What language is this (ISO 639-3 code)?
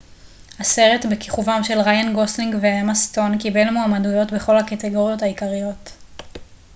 heb